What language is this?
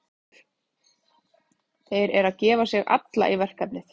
Icelandic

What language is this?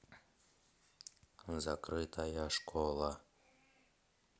Russian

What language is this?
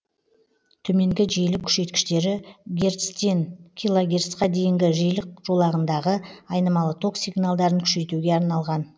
Kazakh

